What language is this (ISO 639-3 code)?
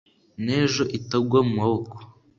kin